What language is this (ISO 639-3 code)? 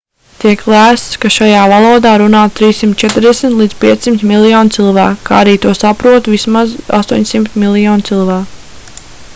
lav